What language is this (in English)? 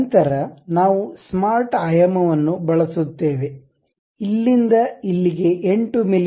Kannada